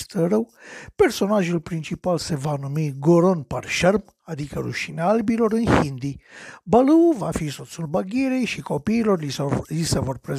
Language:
Romanian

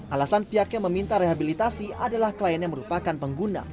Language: Indonesian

